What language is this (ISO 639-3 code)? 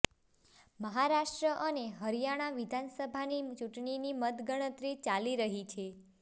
guj